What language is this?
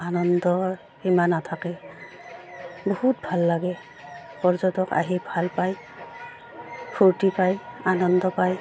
Assamese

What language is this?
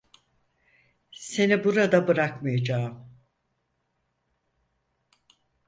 Turkish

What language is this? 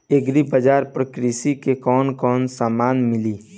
Bhojpuri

